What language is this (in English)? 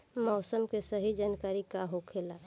Bhojpuri